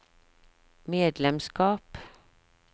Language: Norwegian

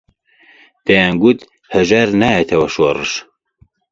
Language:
Central Kurdish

